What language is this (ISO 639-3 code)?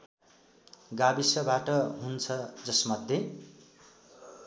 nep